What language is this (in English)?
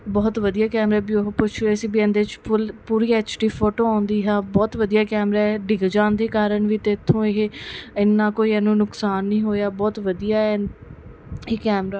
Punjabi